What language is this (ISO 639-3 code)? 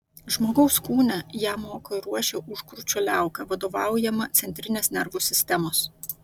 lit